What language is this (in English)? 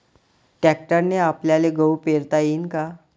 Marathi